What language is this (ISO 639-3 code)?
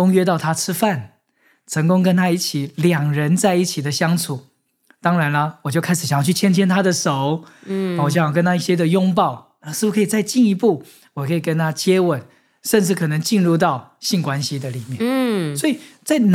zho